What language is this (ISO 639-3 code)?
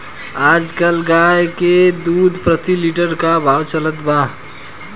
bho